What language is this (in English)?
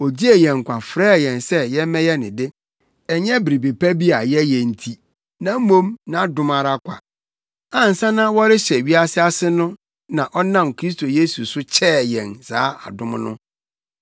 Akan